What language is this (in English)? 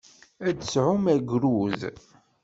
Kabyle